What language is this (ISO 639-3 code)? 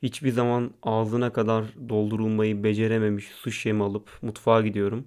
tur